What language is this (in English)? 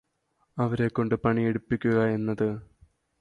Malayalam